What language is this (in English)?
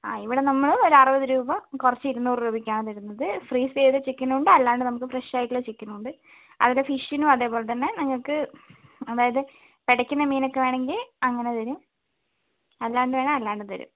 Malayalam